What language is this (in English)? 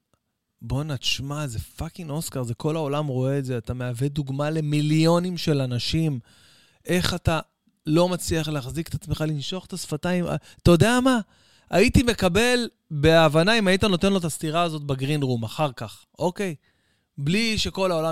Hebrew